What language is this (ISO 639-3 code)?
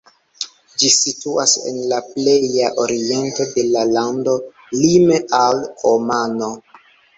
epo